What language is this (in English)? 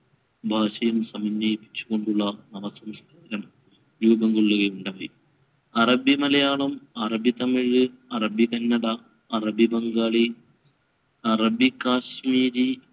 Malayalam